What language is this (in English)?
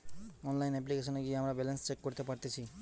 Bangla